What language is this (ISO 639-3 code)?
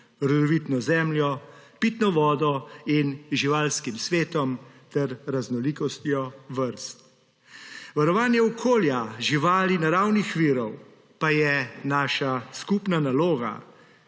slv